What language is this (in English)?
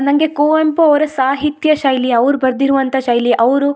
Kannada